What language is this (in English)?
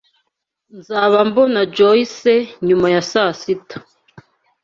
Kinyarwanda